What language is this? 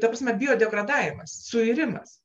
Lithuanian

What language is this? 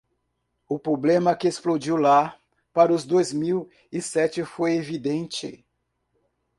Portuguese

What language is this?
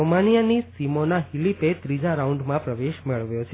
Gujarati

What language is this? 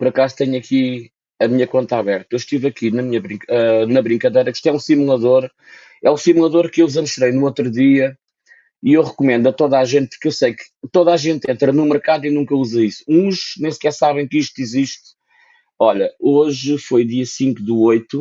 Portuguese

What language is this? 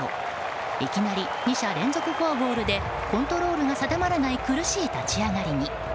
Japanese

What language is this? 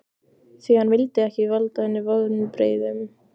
Icelandic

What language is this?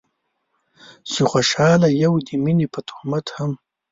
Pashto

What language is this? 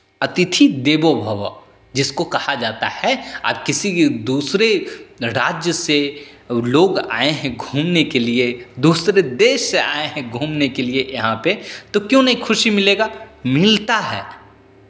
Hindi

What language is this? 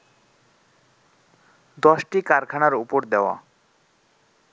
Bangla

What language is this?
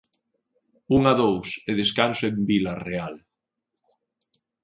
Galician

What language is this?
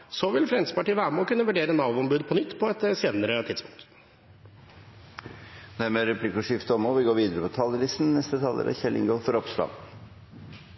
Norwegian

